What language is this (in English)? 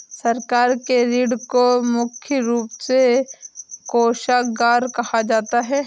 Hindi